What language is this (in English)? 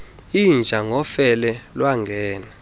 Xhosa